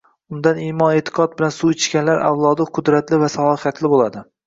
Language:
Uzbek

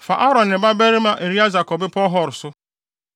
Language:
Akan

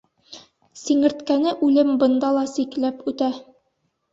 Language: Bashkir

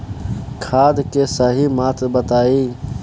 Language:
Bhojpuri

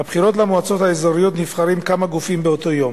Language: Hebrew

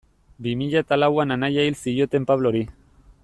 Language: Basque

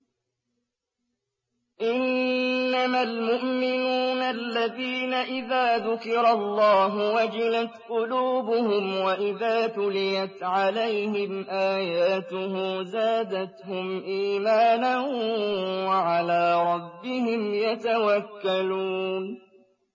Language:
Arabic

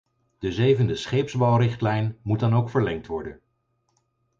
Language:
Dutch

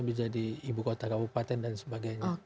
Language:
Indonesian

